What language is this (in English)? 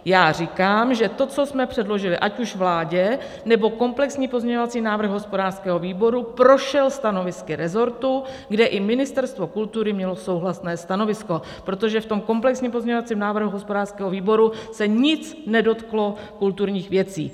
Czech